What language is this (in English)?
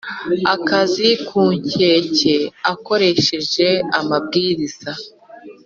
Kinyarwanda